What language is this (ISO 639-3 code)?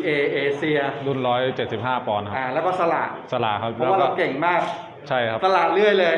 tha